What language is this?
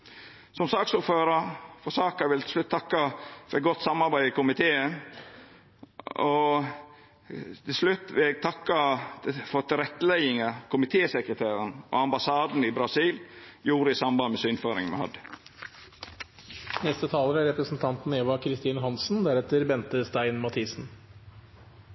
Norwegian Nynorsk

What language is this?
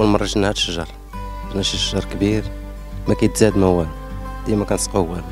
Arabic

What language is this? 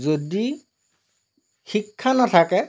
Assamese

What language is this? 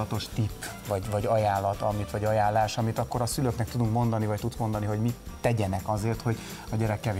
Hungarian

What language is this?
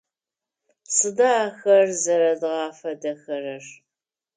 Adyghe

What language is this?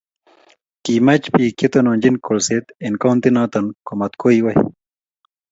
Kalenjin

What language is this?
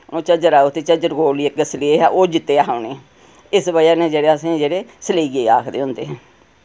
Dogri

